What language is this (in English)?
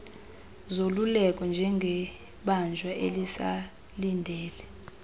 Xhosa